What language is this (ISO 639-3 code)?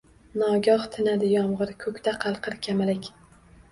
uzb